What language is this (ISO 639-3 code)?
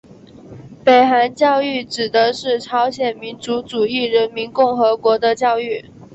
zho